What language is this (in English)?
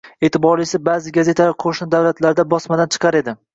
Uzbek